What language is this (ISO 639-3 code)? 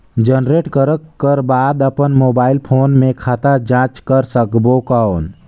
hne